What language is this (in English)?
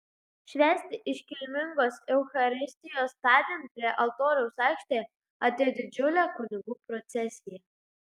Lithuanian